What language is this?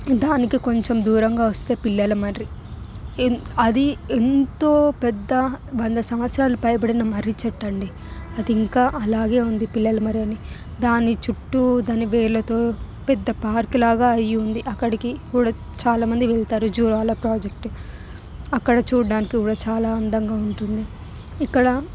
Telugu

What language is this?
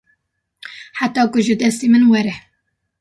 Kurdish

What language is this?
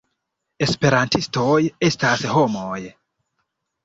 Esperanto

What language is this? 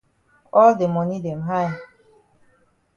Cameroon Pidgin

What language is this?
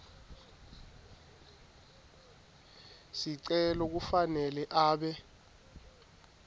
Swati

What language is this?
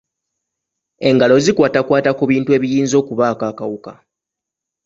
Ganda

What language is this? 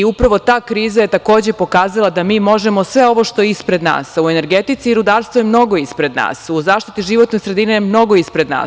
Serbian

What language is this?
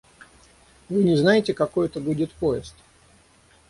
Russian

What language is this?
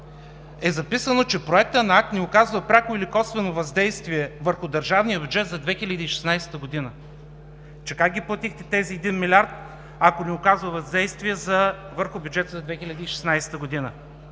Bulgarian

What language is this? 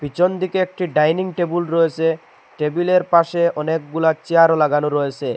Bangla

